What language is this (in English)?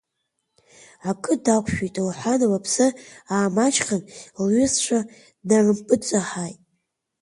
Abkhazian